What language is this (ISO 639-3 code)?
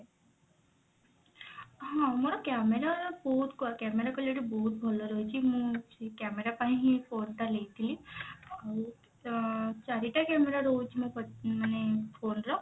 ori